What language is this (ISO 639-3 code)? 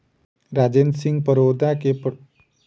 mai